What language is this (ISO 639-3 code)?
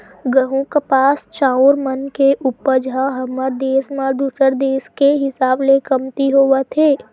hne